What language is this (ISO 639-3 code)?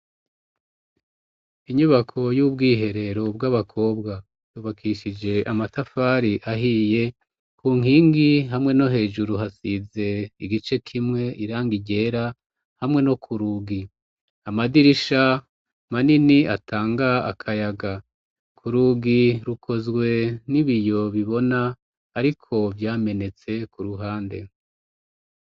run